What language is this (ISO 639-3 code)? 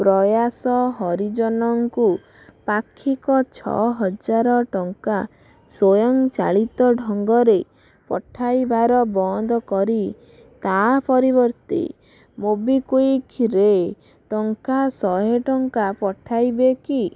ori